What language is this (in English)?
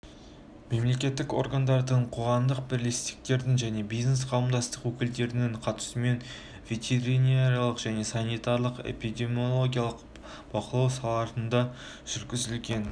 Kazakh